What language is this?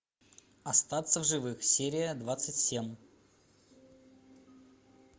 Russian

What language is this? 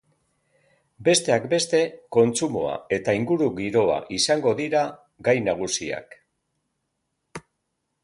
Basque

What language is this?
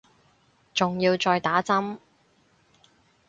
Cantonese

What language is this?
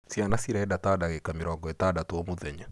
Kikuyu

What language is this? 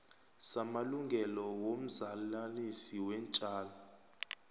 South Ndebele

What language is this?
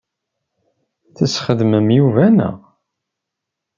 Kabyle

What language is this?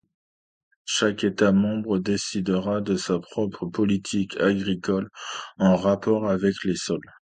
French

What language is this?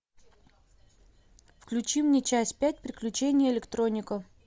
Russian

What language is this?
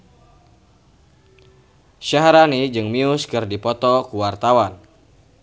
Sundanese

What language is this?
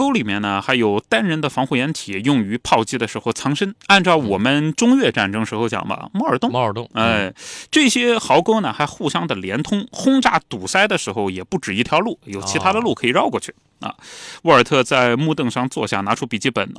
Chinese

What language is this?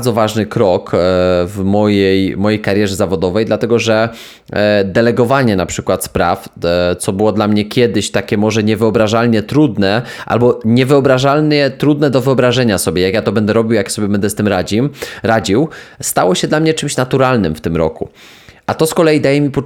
Polish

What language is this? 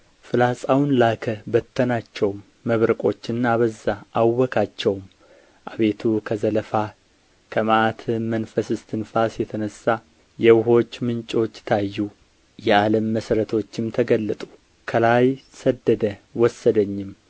Amharic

